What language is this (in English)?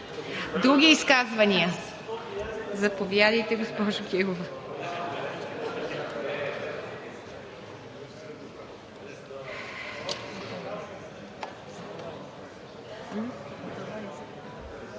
Bulgarian